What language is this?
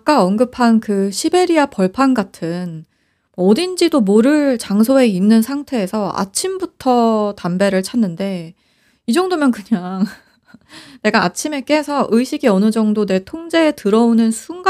Korean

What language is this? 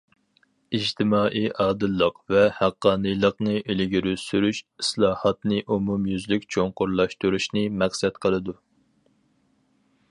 Uyghur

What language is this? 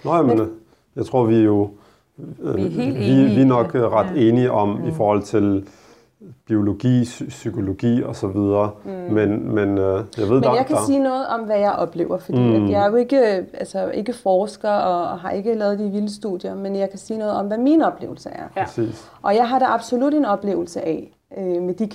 Danish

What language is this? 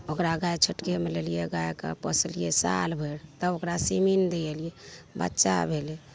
Maithili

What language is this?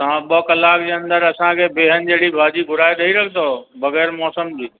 Sindhi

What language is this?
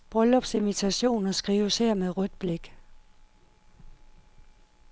Danish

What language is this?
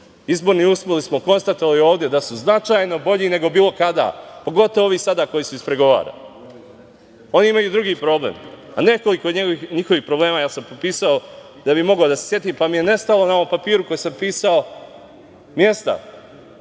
Serbian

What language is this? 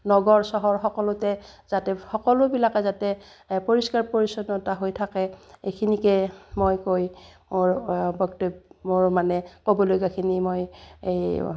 Assamese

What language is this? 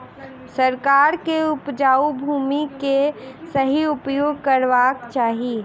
Maithili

